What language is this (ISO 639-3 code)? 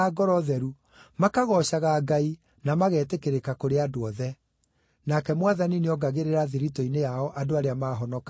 kik